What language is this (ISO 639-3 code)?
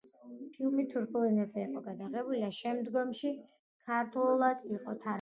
kat